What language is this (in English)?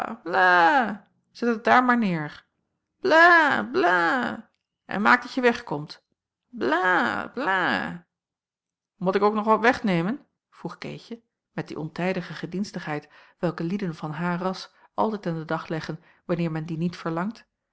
Dutch